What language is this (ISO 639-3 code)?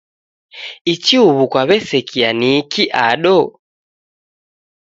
dav